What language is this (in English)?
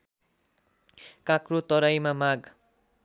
Nepali